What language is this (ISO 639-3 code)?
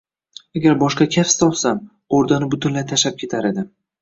uzb